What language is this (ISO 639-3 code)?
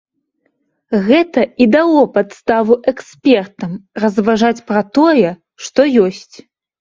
bel